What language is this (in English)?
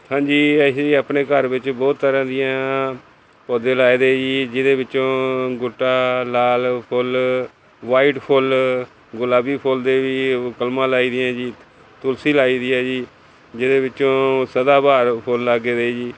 Punjabi